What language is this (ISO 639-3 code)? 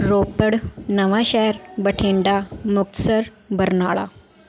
pan